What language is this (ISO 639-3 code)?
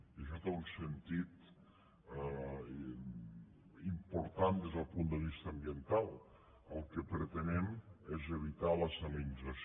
cat